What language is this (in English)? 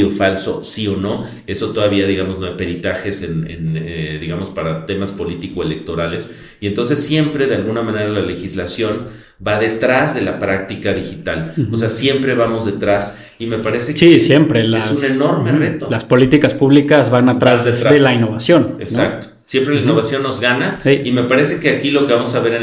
Spanish